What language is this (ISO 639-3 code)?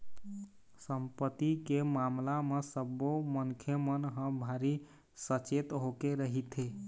hne